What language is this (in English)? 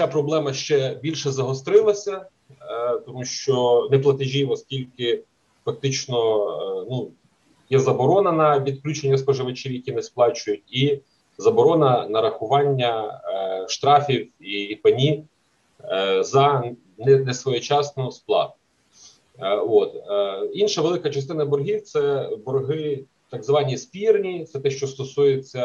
Ukrainian